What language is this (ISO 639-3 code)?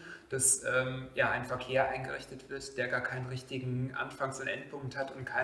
deu